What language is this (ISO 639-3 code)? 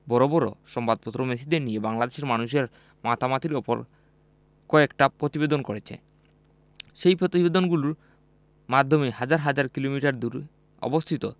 ben